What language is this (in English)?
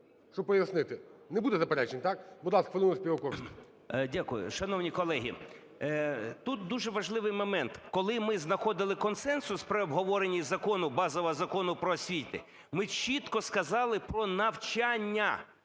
Ukrainian